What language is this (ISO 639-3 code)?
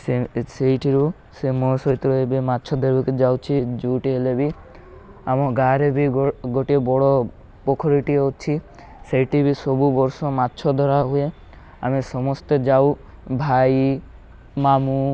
ori